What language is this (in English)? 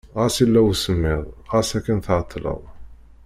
Kabyle